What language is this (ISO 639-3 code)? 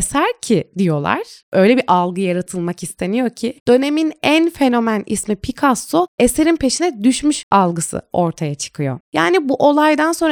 tur